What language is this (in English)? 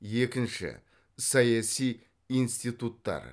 Kazakh